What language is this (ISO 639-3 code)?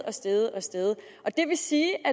dan